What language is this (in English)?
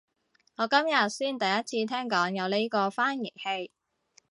Cantonese